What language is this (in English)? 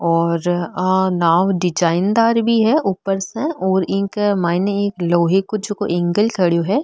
Marwari